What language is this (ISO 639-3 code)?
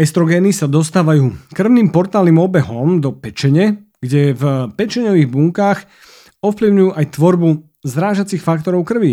slk